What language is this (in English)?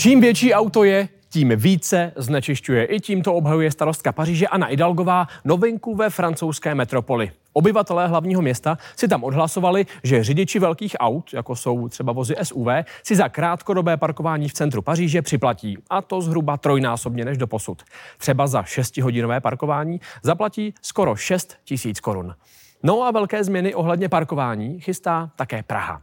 Czech